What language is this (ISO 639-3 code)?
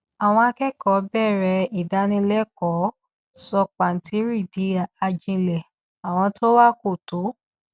yor